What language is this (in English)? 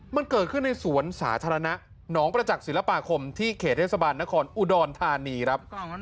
Thai